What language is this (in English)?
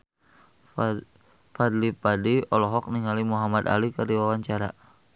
Sundanese